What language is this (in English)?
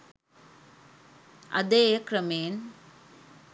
Sinhala